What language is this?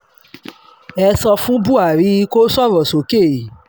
Yoruba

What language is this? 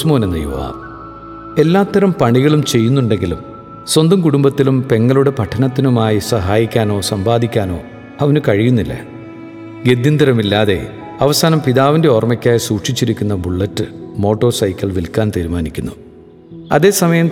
Malayalam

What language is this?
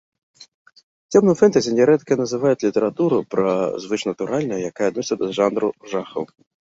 Belarusian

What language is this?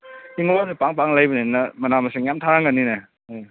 Manipuri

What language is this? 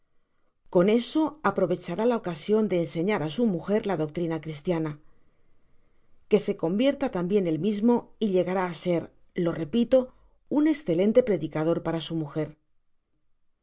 Spanish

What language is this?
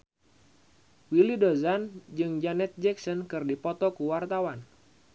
Sundanese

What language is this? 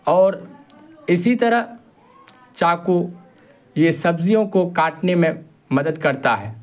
Urdu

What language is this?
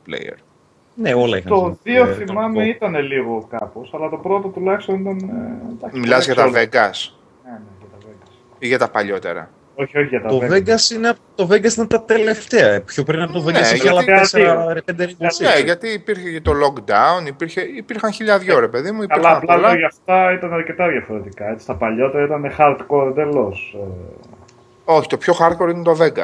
Greek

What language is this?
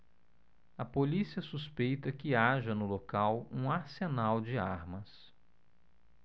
Portuguese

